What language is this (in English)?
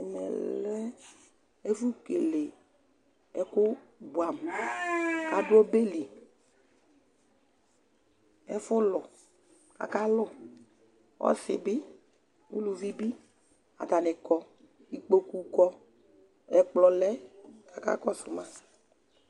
Ikposo